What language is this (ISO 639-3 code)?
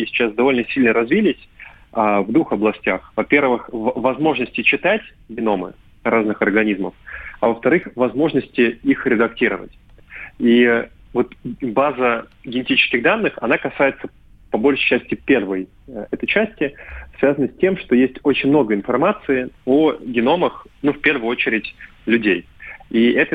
rus